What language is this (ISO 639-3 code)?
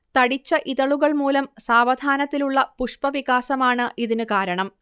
mal